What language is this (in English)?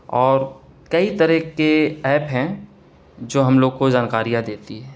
Urdu